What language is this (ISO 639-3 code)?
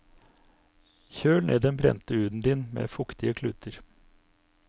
nor